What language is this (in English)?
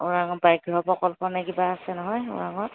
Assamese